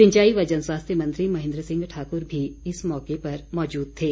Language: Hindi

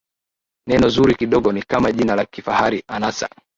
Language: Swahili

